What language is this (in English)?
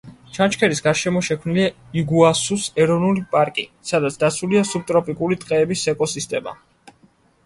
Georgian